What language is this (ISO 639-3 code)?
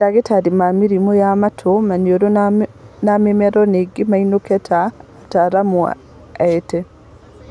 kik